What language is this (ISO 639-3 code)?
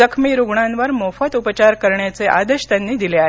mar